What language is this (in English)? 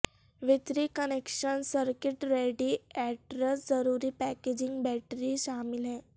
Urdu